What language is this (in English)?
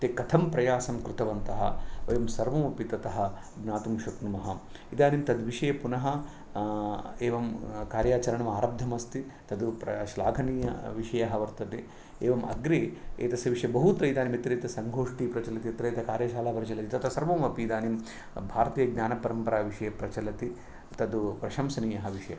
Sanskrit